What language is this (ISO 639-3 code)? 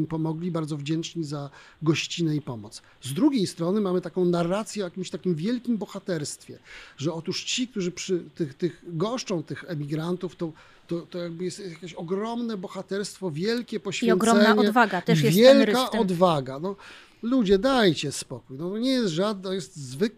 pol